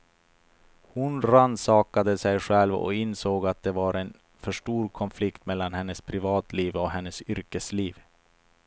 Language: Swedish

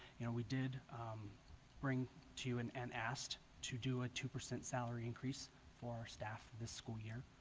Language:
English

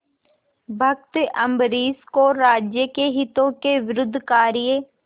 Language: Hindi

